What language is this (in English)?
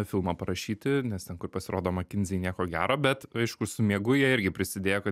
Lithuanian